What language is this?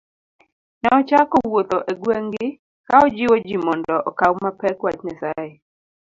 Luo (Kenya and Tanzania)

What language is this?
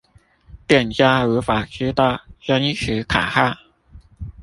Chinese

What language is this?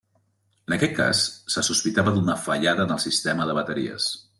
Catalan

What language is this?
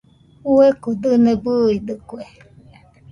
Nüpode Huitoto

